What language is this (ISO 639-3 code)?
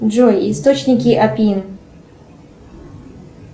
rus